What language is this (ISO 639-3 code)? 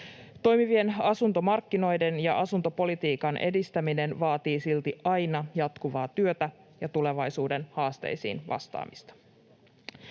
fin